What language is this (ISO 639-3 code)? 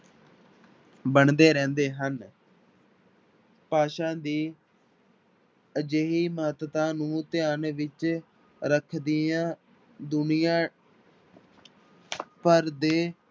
pan